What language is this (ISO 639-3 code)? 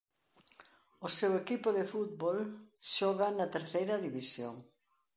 glg